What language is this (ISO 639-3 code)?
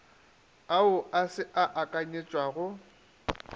nso